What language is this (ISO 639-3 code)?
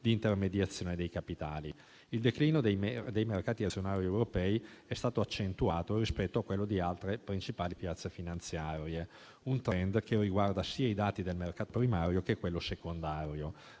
ita